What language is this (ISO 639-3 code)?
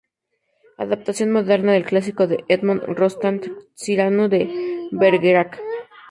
spa